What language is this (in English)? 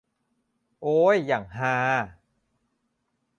Thai